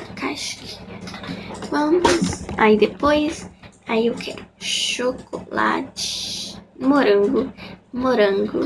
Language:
Portuguese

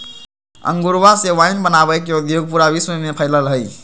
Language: Magahi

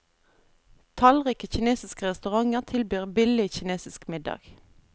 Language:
Norwegian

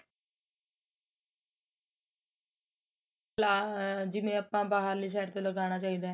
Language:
Punjabi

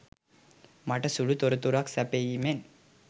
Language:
Sinhala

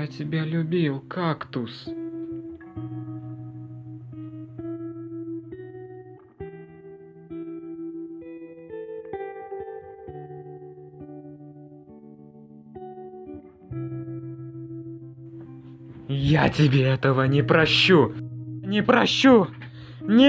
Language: Russian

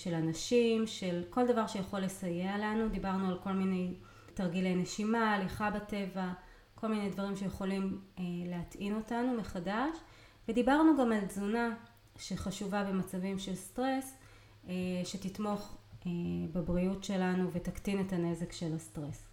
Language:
Hebrew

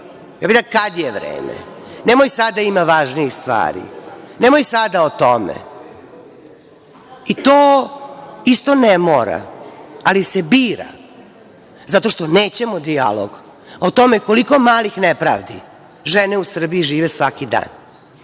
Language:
Serbian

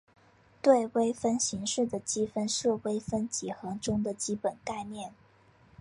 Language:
Chinese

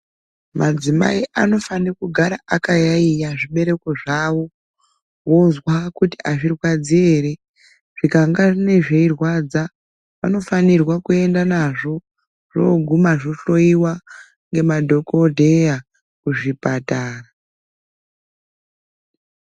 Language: Ndau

